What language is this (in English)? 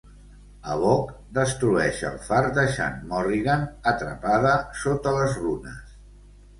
Catalan